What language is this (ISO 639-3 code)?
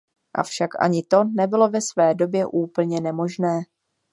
ces